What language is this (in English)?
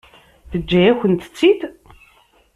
Kabyle